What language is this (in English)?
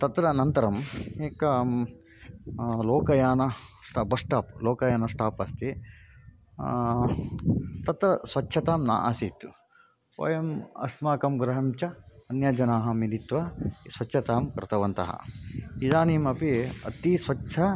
Sanskrit